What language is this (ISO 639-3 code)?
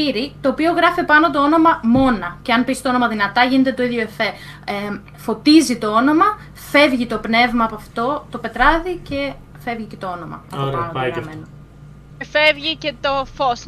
ell